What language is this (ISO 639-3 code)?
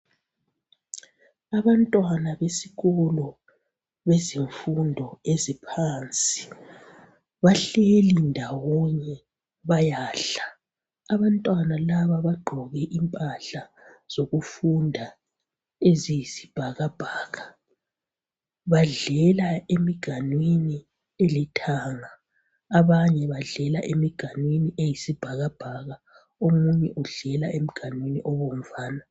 nde